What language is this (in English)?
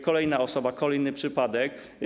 Polish